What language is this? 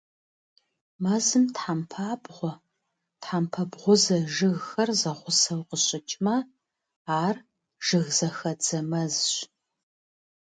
Kabardian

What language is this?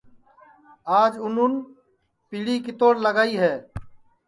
Sansi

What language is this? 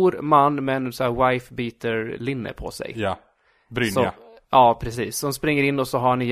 Swedish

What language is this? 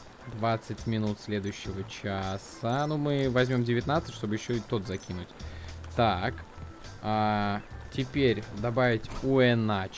Russian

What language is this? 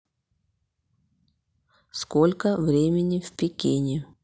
Russian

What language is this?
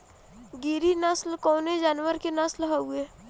Bhojpuri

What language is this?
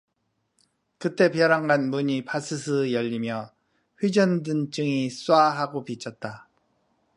Korean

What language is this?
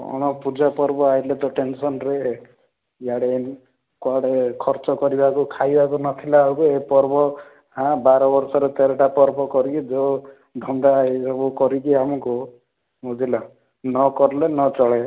Odia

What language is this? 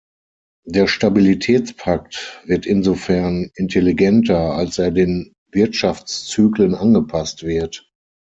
German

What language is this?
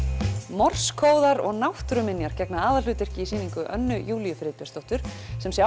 Icelandic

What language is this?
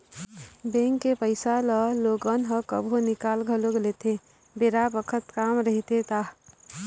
Chhattisgarhi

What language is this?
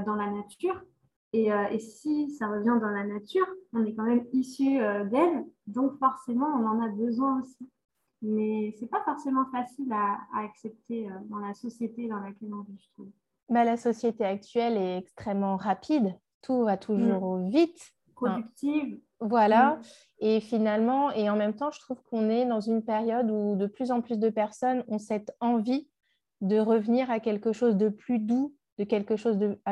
French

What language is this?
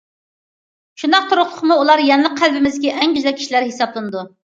Uyghur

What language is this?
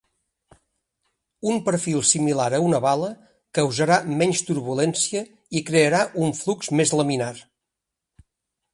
Catalan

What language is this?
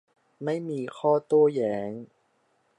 Thai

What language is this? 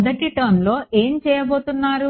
Telugu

